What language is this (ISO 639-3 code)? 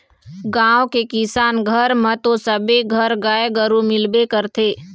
hne